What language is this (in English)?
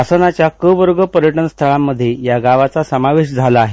Marathi